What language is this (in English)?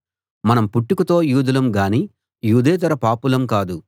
Telugu